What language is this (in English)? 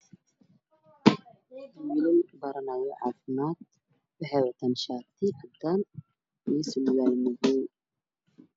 Somali